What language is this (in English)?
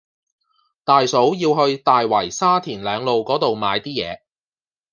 Cantonese